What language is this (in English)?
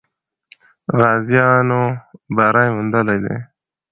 Pashto